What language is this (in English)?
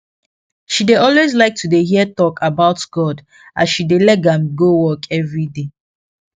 Nigerian Pidgin